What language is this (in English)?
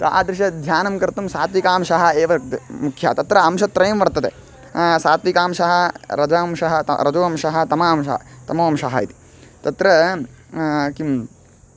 Sanskrit